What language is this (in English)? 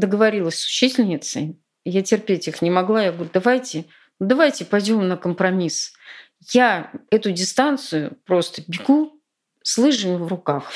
Russian